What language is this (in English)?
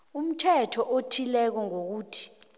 South Ndebele